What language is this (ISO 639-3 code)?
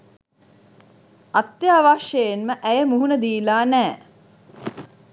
sin